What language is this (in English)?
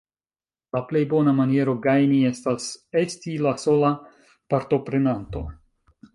Esperanto